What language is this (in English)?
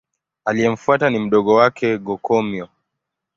Swahili